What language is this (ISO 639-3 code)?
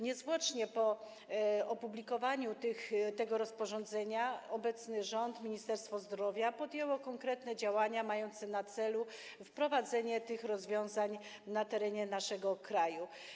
pol